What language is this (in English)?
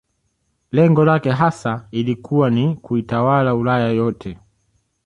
Swahili